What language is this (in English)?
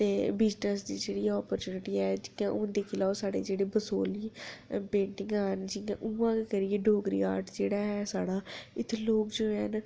Dogri